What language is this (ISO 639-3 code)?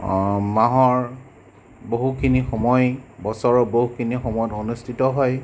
asm